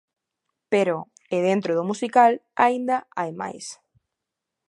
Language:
Galician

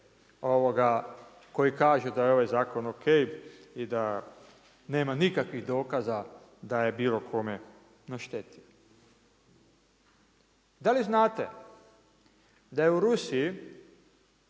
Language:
Croatian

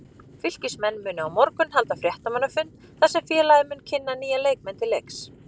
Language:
Icelandic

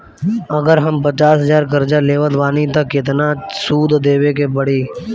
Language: Bhojpuri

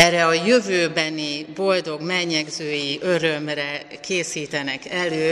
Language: Hungarian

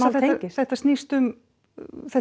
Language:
Icelandic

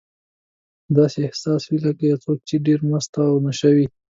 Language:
Pashto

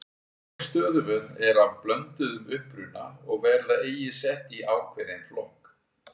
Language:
Icelandic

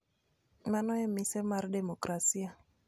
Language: Luo (Kenya and Tanzania)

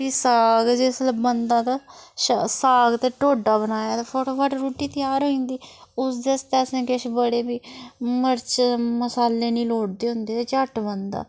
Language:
Dogri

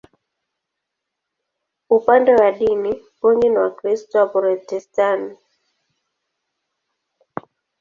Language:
Swahili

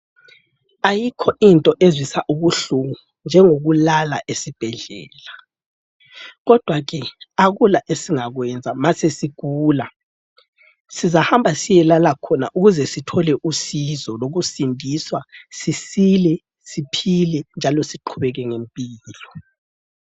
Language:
North Ndebele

